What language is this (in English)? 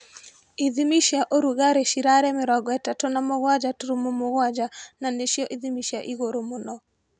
Kikuyu